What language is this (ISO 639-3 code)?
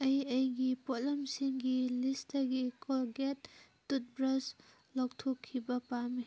mni